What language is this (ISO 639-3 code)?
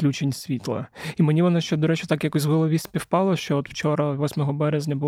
ukr